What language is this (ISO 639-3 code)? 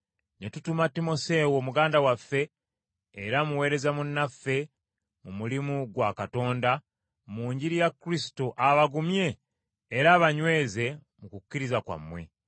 lug